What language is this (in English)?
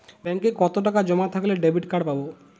Bangla